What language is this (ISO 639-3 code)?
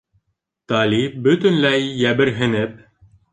bak